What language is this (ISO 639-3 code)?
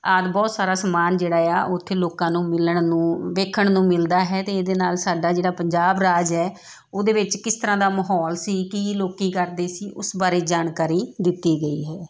pan